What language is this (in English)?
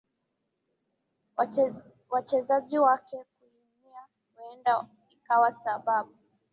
Swahili